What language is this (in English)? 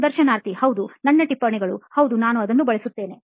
Kannada